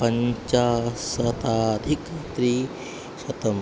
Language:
Sanskrit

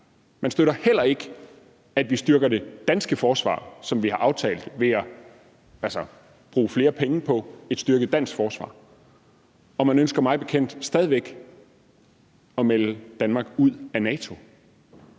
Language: Danish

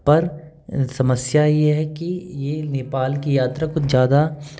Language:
Hindi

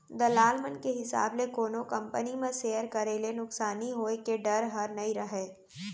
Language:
Chhattisgarhi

